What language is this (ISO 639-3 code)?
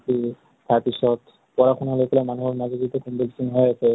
asm